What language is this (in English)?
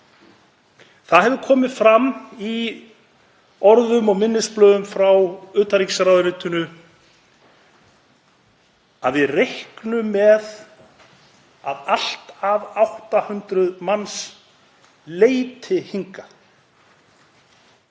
Icelandic